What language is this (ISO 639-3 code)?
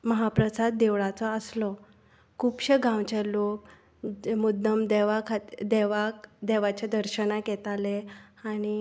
kok